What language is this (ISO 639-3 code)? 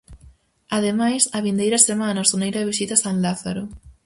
glg